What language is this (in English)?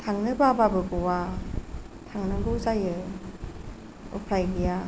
Bodo